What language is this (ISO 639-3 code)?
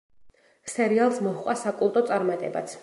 kat